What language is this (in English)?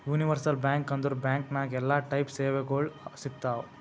Kannada